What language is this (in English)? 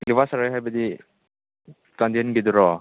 Manipuri